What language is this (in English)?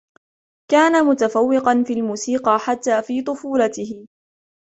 Arabic